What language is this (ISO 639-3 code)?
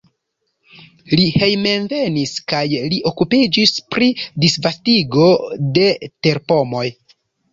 epo